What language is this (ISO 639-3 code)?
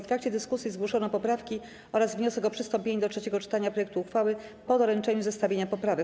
pol